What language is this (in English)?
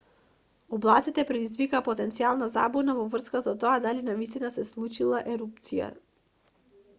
Macedonian